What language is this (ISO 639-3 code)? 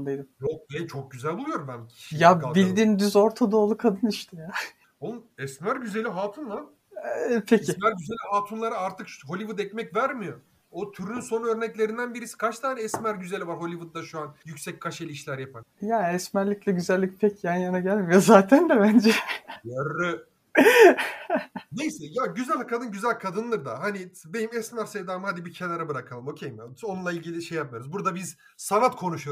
tur